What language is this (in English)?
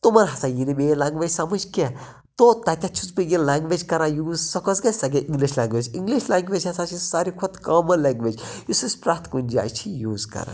Kashmiri